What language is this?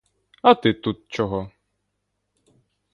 Ukrainian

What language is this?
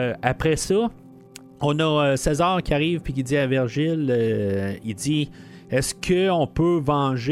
French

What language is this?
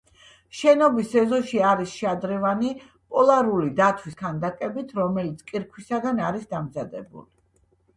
Georgian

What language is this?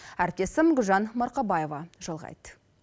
Kazakh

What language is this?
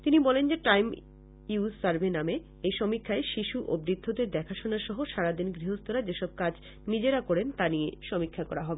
Bangla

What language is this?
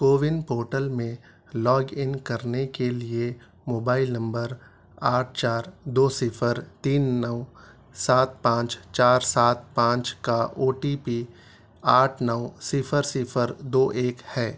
Urdu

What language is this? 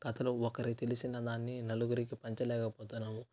Telugu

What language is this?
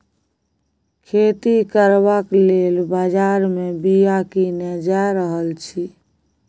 Maithili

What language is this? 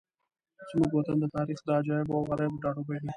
Pashto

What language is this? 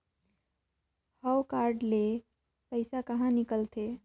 Chhattisgarhi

